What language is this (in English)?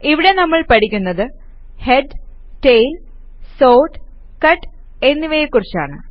Malayalam